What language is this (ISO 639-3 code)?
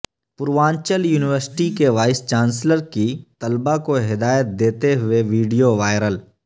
urd